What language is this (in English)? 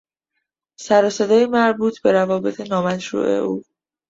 Persian